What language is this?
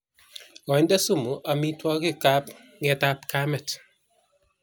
Kalenjin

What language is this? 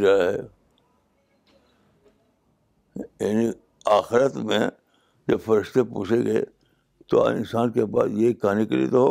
Urdu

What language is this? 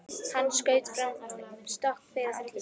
Icelandic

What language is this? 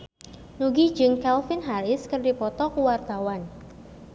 Sundanese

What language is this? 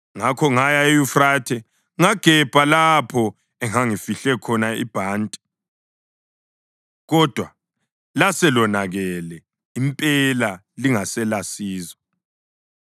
North Ndebele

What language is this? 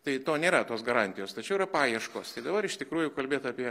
Lithuanian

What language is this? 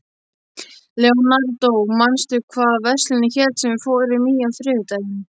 Icelandic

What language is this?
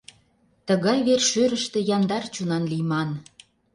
Mari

